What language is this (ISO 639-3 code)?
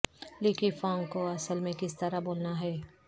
urd